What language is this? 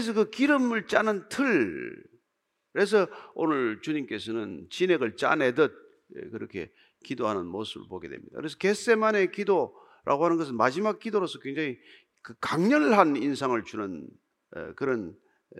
Korean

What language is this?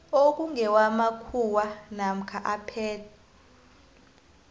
South Ndebele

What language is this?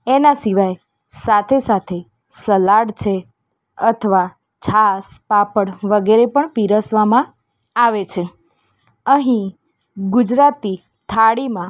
Gujarati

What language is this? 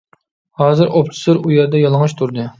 Uyghur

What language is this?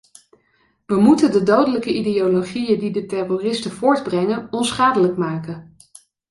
Dutch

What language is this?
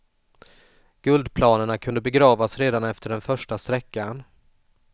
Swedish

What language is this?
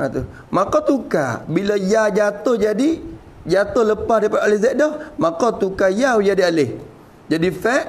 Malay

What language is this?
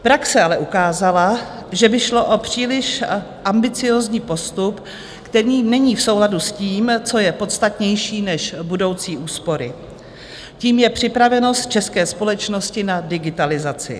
Czech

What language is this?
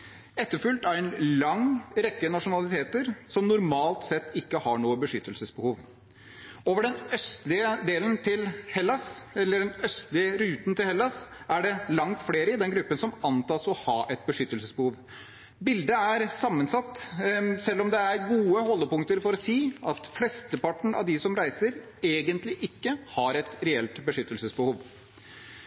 Norwegian Bokmål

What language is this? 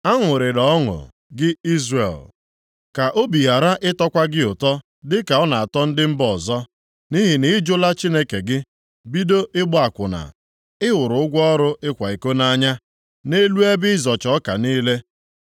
Igbo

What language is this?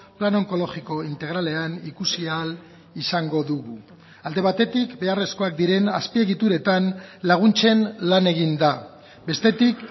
Basque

